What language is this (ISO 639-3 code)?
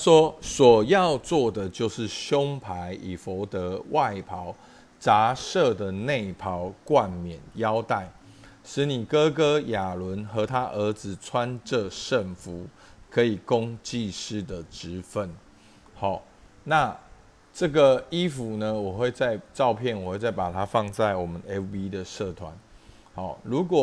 zho